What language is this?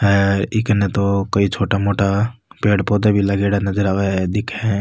Rajasthani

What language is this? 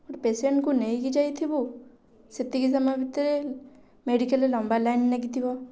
Odia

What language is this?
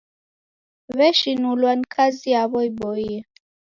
Taita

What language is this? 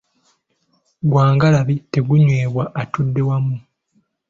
Ganda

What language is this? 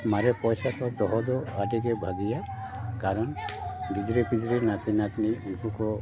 Santali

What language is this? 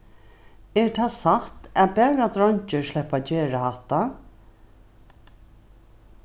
Faroese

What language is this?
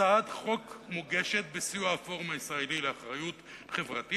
Hebrew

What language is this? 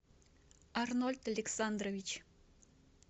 Russian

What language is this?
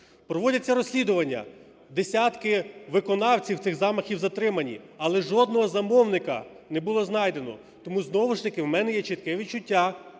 Ukrainian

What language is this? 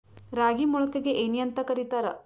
Kannada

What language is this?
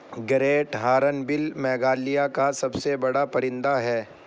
Urdu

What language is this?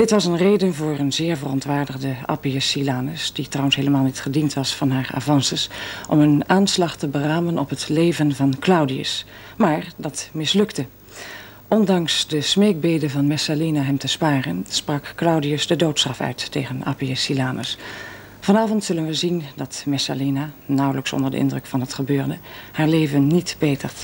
Dutch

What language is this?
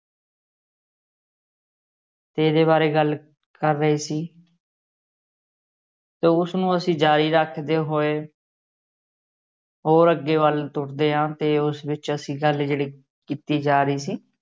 Punjabi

